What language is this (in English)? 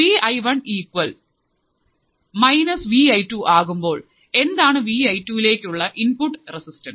Malayalam